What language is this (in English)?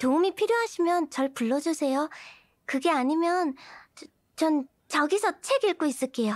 Korean